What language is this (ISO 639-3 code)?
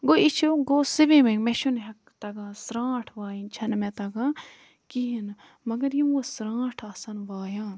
kas